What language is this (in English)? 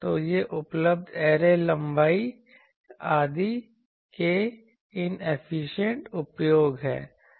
Hindi